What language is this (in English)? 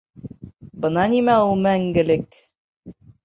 Bashkir